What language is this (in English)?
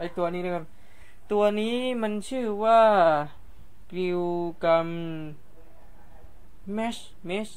Thai